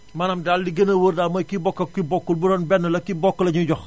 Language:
Wolof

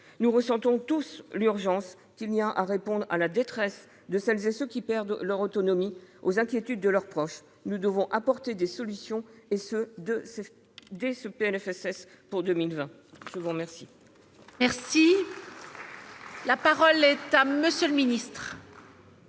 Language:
French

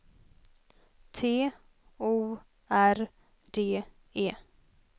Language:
Swedish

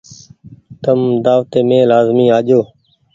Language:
Goaria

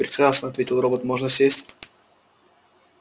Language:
Russian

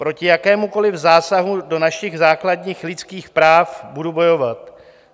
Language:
Czech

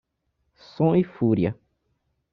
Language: Portuguese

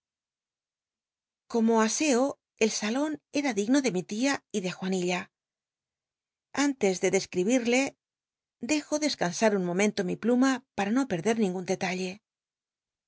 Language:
Spanish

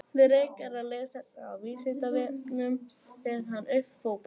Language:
Icelandic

